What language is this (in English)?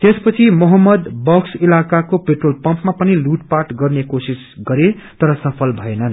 Nepali